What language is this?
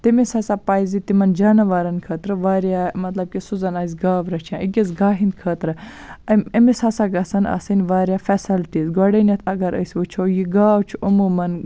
Kashmiri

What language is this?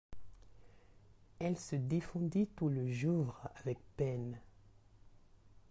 French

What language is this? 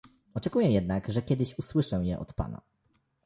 Polish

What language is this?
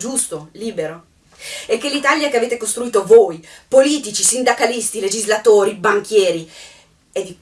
Italian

